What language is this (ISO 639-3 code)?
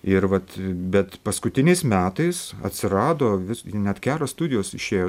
lit